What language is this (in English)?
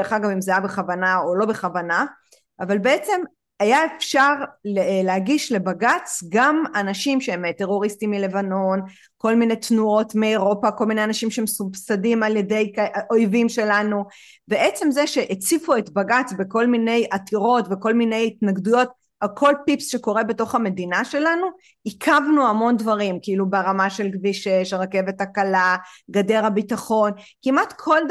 Hebrew